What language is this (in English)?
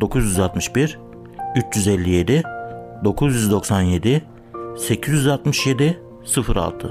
Turkish